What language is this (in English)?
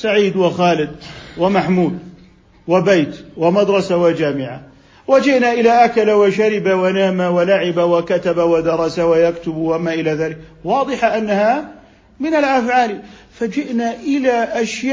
Arabic